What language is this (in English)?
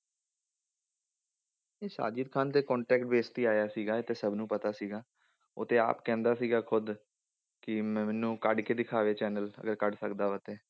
Punjabi